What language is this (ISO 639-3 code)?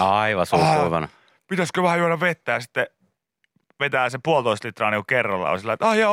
fin